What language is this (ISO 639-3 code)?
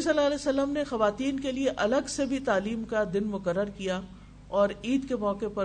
urd